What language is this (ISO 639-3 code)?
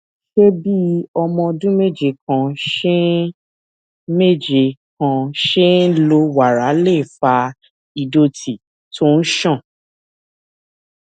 yor